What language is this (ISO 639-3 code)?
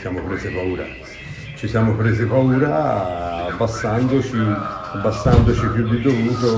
ita